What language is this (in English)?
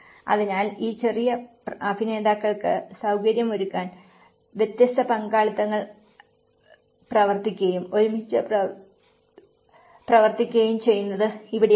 Malayalam